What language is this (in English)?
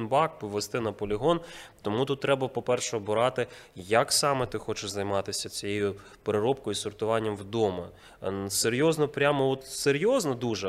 Ukrainian